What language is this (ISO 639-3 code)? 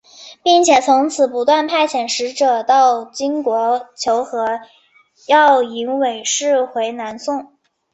zho